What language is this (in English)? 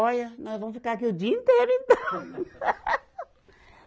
Portuguese